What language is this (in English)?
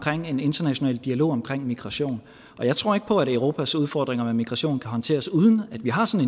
Danish